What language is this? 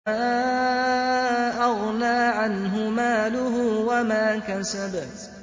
Arabic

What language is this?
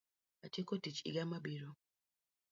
Luo (Kenya and Tanzania)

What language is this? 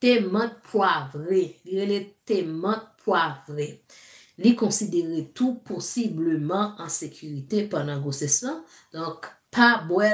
French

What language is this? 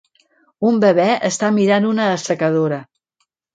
Catalan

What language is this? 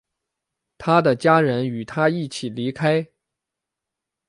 Chinese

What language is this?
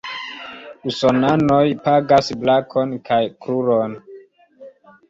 Esperanto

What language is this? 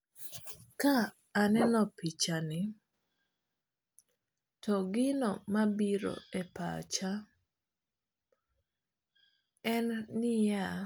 Luo (Kenya and Tanzania)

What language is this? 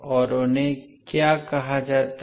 Hindi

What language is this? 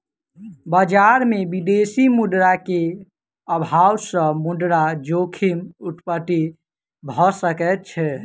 Maithili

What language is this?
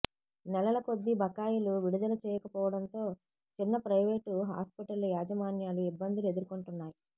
Telugu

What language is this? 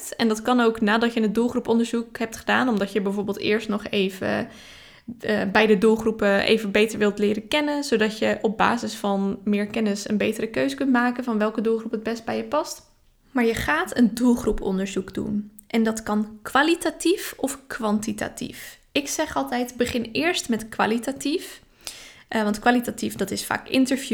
Dutch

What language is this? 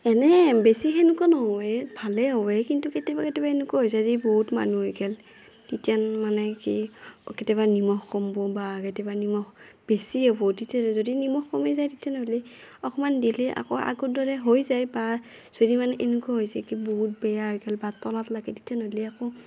Assamese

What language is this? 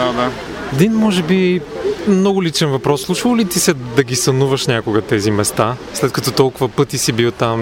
Bulgarian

